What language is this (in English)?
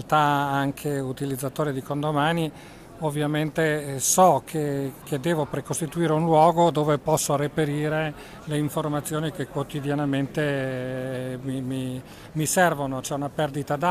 Italian